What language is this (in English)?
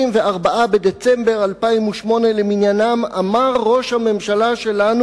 Hebrew